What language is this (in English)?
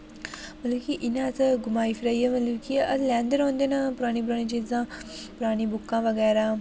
Dogri